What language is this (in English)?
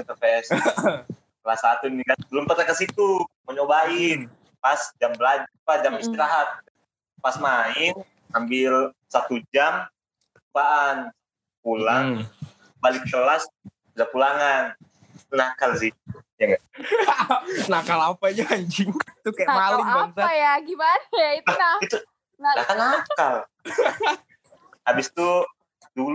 Indonesian